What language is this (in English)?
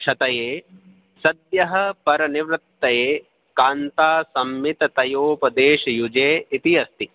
Sanskrit